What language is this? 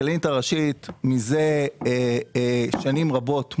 Hebrew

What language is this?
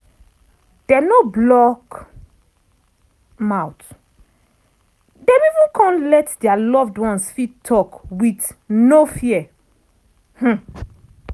Nigerian Pidgin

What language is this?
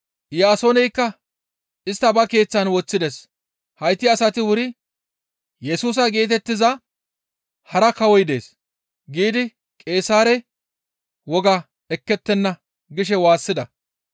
Gamo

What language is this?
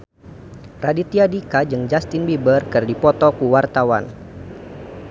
Sundanese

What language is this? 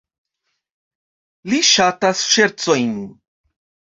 Esperanto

